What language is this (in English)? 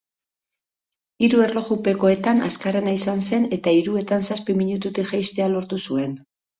Basque